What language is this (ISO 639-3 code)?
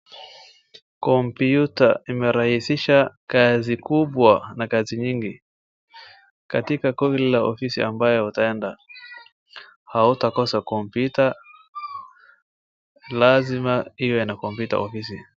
swa